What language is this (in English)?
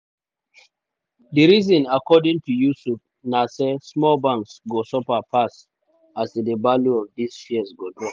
Nigerian Pidgin